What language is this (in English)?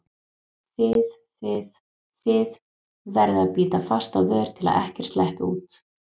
Icelandic